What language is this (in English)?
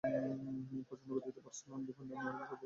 Bangla